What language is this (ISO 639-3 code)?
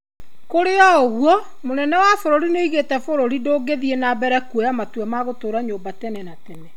kik